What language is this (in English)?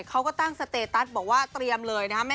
Thai